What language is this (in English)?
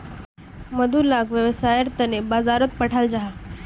Magahi